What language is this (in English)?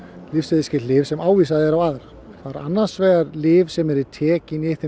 Icelandic